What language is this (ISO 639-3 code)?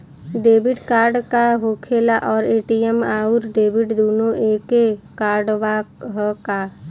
bho